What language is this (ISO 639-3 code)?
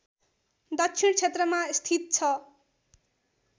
nep